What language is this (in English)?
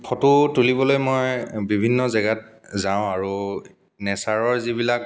Assamese